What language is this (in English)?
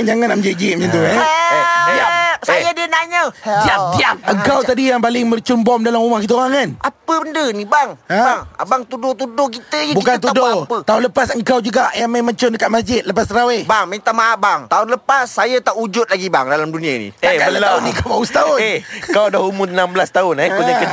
Malay